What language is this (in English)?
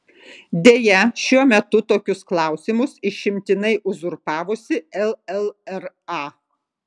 Lithuanian